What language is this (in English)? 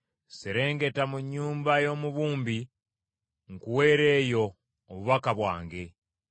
Ganda